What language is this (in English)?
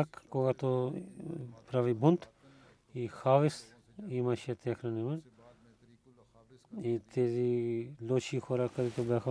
Bulgarian